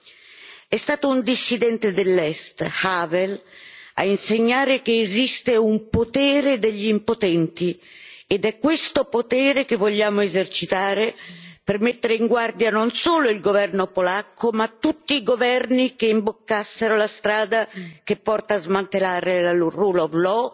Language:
Italian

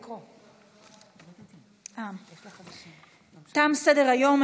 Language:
Hebrew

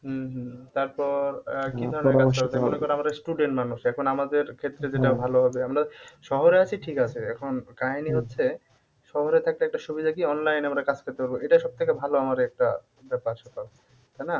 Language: Bangla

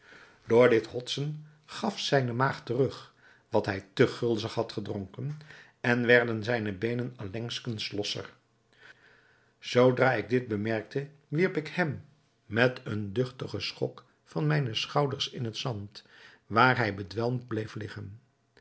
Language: Dutch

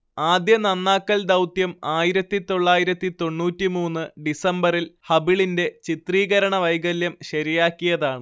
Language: Malayalam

